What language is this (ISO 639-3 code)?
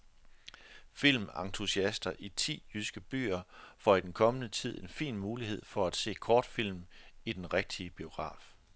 dan